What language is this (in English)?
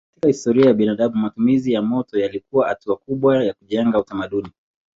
Swahili